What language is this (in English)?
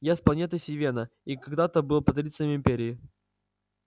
Russian